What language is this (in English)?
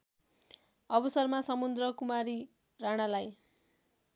Nepali